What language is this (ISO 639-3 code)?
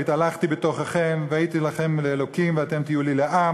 heb